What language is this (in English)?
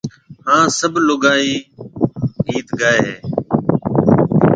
Marwari (Pakistan)